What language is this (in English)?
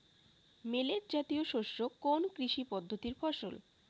Bangla